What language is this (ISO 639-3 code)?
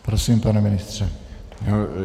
ces